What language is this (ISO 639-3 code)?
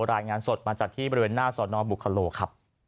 tha